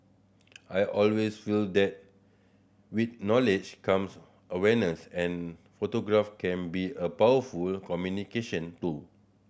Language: English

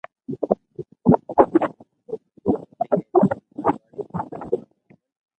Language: Loarki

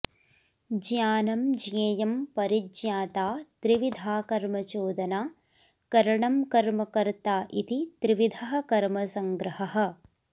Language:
Sanskrit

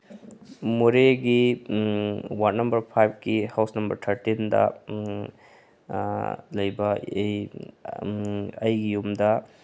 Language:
Manipuri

